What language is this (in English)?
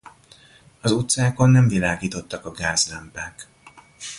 Hungarian